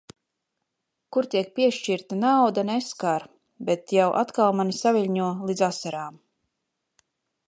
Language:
Latvian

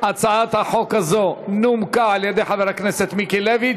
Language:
Hebrew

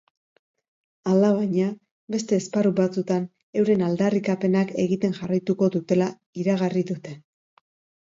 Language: Basque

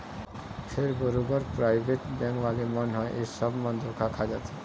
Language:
Chhattisgarhi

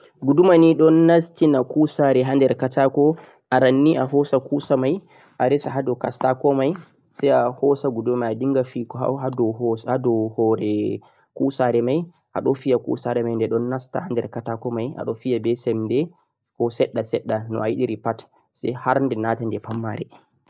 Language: Central-Eastern Niger Fulfulde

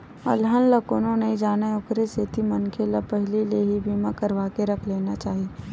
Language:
Chhattisgarhi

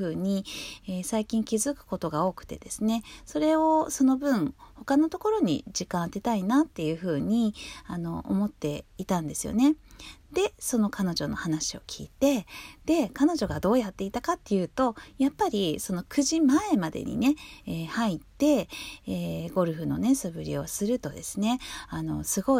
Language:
Japanese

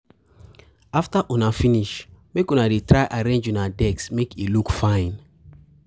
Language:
Nigerian Pidgin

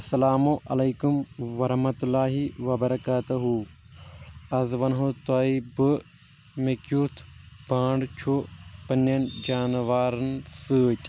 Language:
Kashmiri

